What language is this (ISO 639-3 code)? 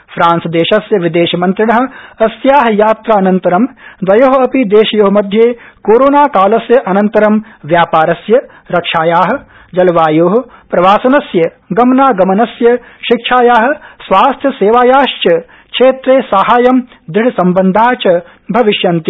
san